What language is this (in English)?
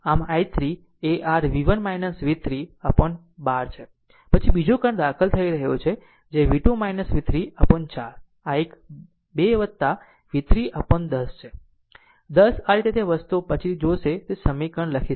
Gujarati